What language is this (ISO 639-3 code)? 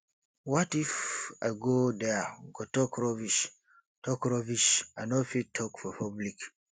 pcm